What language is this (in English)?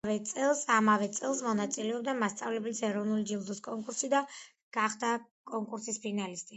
Georgian